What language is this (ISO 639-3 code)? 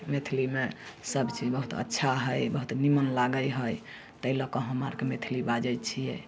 mai